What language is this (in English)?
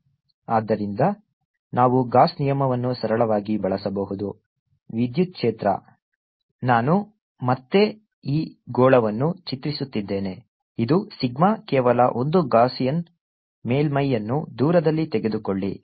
Kannada